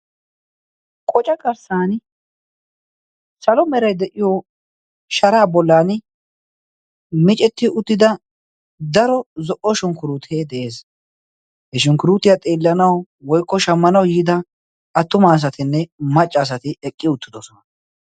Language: Wolaytta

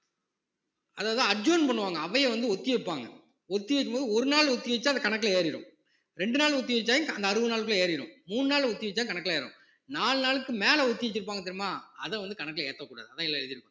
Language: Tamil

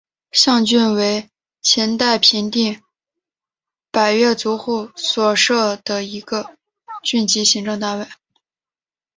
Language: Chinese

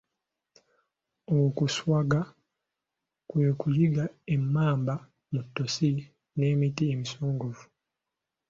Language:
Ganda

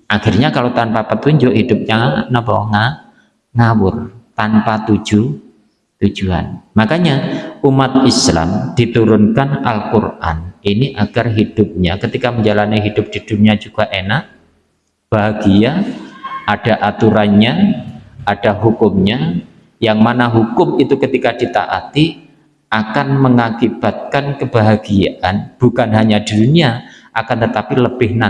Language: Indonesian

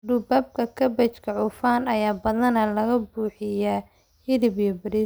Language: Somali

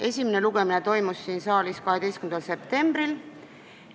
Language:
Estonian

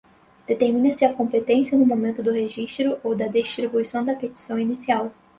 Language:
Portuguese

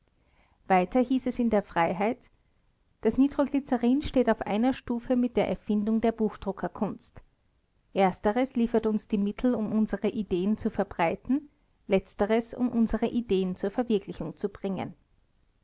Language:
German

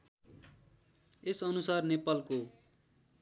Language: Nepali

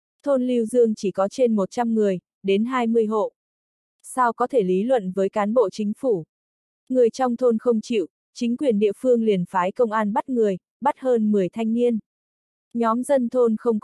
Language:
Vietnamese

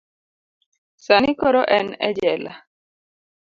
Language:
Luo (Kenya and Tanzania)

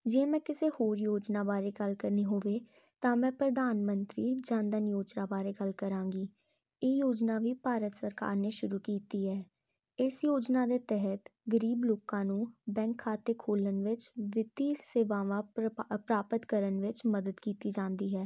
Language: Punjabi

